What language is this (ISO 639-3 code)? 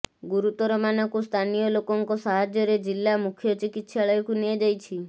ori